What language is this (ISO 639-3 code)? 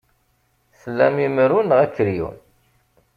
kab